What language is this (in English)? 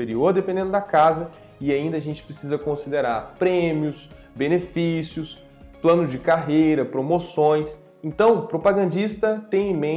Portuguese